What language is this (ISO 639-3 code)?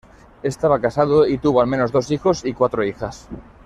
spa